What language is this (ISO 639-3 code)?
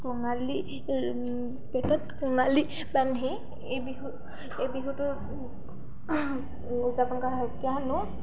asm